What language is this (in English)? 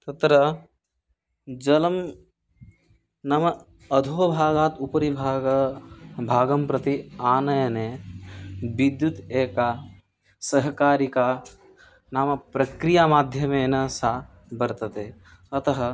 Sanskrit